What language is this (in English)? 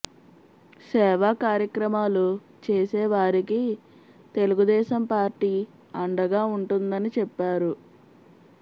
Telugu